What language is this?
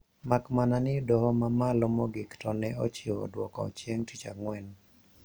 Luo (Kenya and Tanzania)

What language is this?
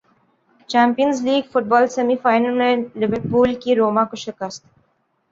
Urdu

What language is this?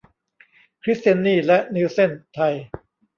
Thai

